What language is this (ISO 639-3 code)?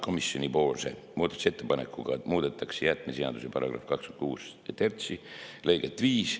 est